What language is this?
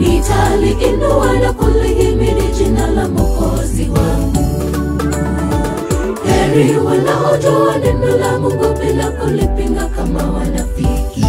Arabic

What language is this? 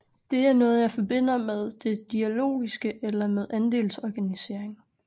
Danish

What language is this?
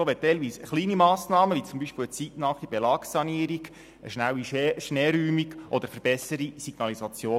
Swiss German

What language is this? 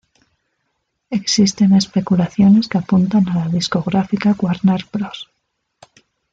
Spanish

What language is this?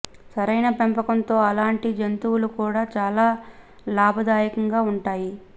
Telugu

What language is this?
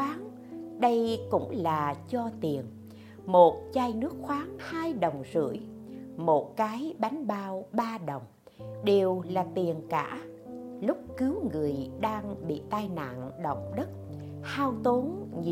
Vietnamese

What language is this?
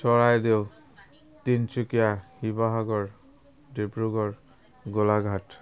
Assamese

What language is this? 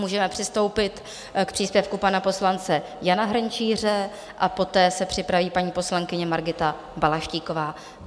Czech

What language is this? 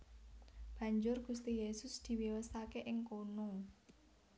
Javanese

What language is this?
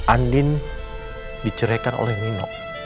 Indonesian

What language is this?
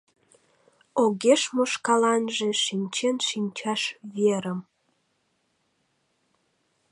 Mari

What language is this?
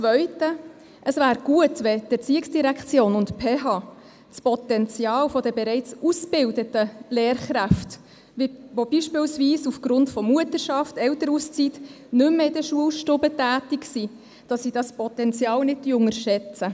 Swiss German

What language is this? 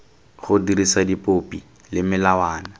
Tswana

